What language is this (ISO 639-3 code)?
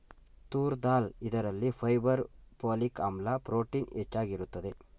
kan